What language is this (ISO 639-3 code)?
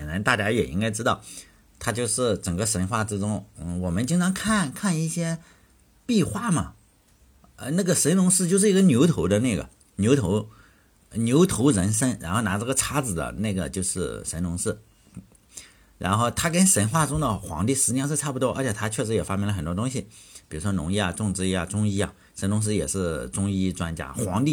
zho